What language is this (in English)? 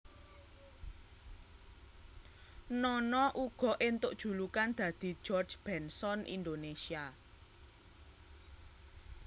Javanese